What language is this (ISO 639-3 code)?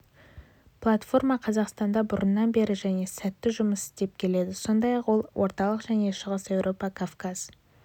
kaz